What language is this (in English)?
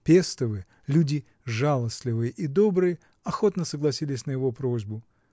Russian